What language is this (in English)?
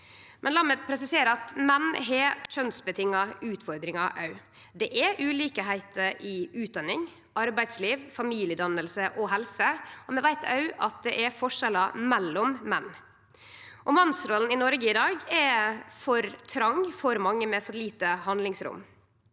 Norwegian